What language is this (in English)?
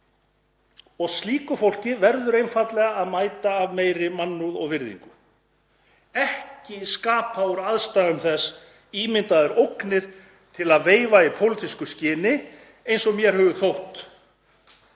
Icelandic